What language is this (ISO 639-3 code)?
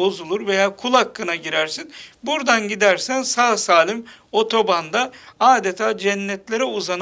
tur